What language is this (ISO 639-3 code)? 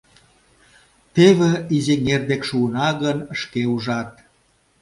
chm